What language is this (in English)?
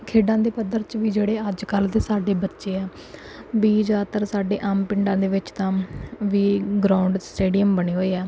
Punjabi